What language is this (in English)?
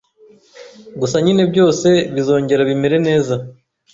Kinyarwanda